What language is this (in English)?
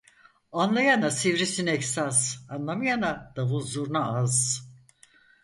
Turkish